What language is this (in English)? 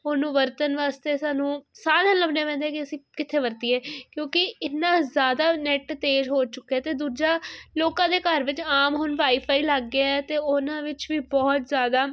Punjabi